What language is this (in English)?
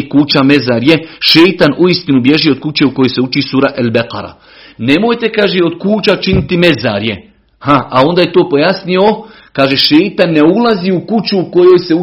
Croatian